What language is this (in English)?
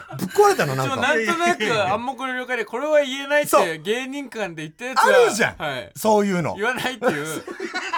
Japanese